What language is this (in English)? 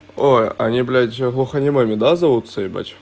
Russian